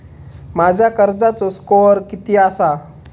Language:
Marathi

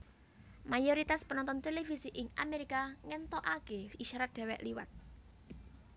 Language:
Javanese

